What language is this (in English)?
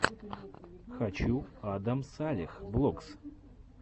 Russian